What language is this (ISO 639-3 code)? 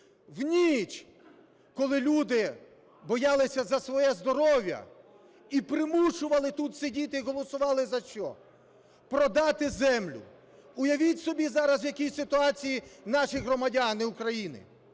ukr